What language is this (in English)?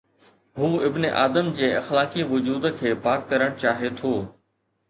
Sindhi